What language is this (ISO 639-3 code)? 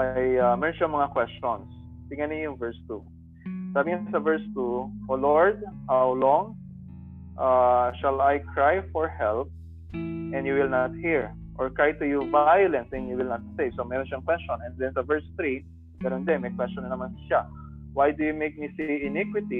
fil